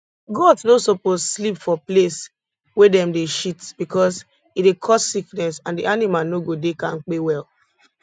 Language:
Nigerian Pidgin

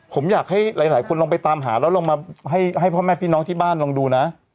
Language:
Thai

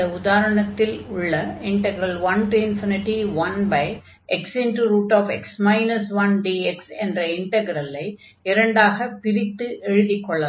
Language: Tamil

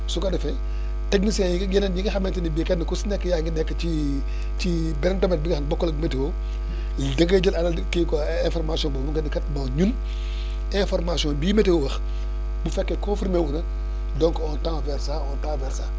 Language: Wolof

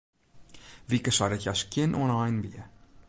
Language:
Western Frisian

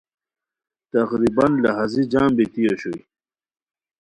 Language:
Khowar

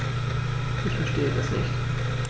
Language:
German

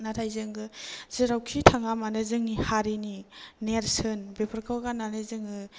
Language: Bodo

